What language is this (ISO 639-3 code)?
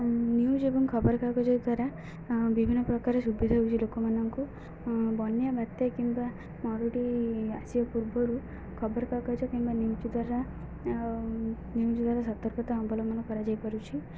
ori